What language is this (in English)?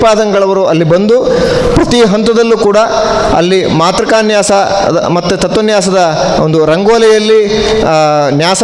Kannada